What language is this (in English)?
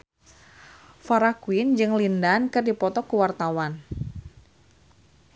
Sundanese